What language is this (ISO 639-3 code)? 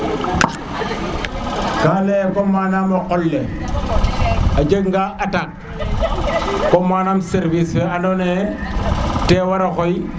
srr